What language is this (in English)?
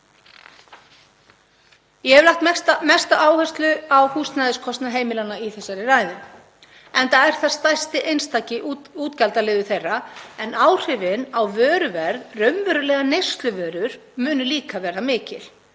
Icelandic